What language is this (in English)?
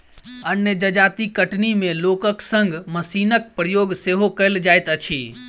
Maithili